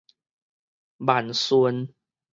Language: Min Nan Chinese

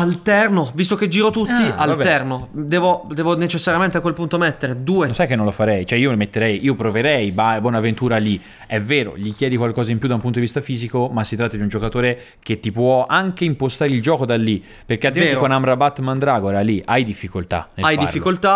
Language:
Italian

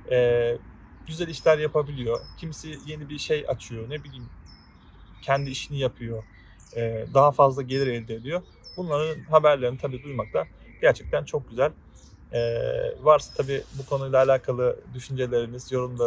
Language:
Turkish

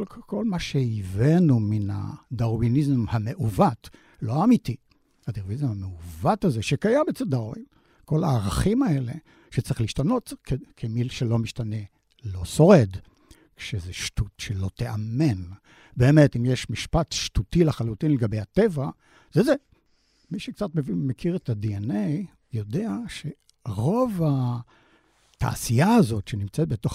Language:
Hebrew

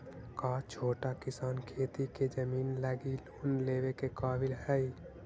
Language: Magahi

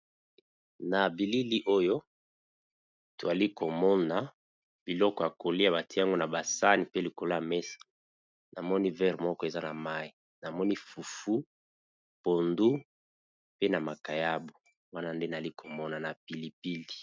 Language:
Lingala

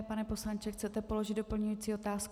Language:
Czech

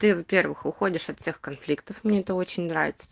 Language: Russian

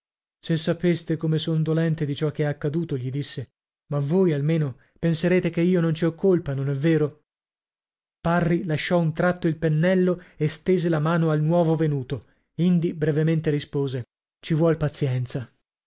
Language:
Italian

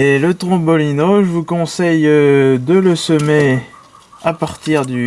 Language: French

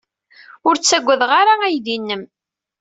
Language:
Kabyle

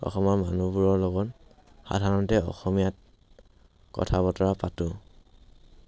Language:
Assamese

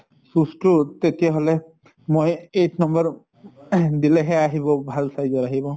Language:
Assamese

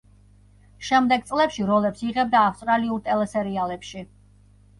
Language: Georgian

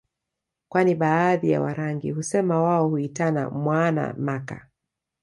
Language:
Swahili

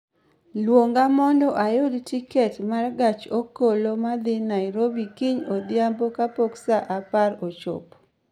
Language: Luo (Kenya and Tanzania)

